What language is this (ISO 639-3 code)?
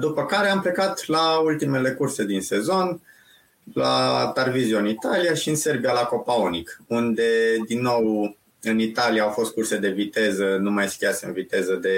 ron